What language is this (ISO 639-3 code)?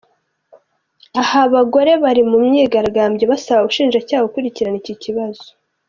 kin